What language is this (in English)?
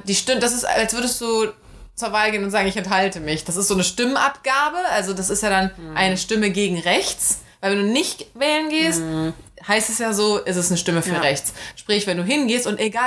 German